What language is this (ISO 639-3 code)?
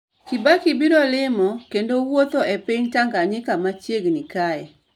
luo